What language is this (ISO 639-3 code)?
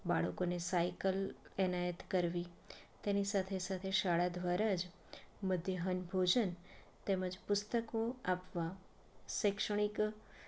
guj